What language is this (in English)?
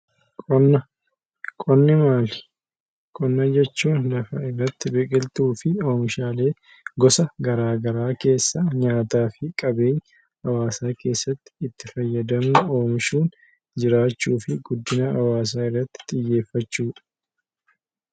Oromo